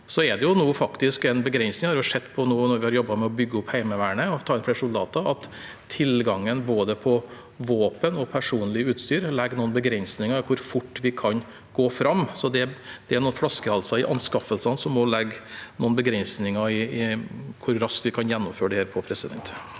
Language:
Norwegian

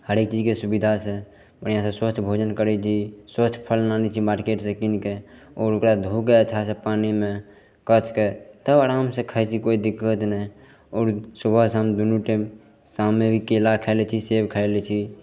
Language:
Maithili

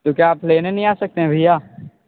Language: Hindi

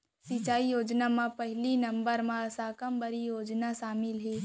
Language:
Chhattisgarhi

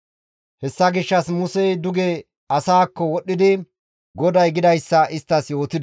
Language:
Gamo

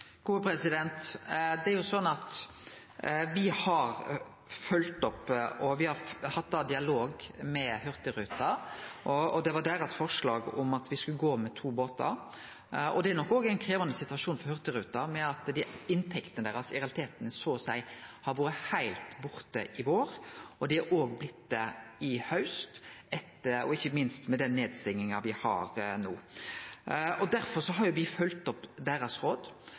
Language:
Norwegian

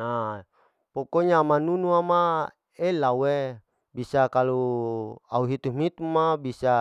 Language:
Larike-Wakasihu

